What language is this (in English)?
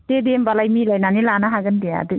Bodo